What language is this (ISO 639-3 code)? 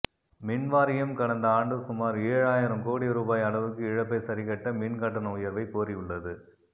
tam